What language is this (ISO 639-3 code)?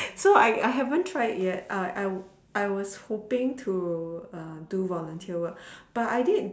eng